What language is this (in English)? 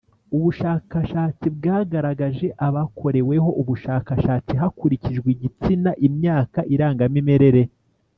Kinyarwanda